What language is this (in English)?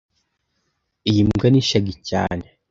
Kinyarwanda